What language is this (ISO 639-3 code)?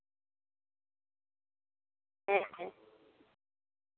sat